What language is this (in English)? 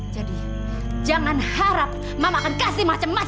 Indonesian